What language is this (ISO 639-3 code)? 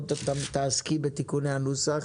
heb